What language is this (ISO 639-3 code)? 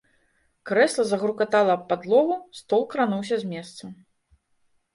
bel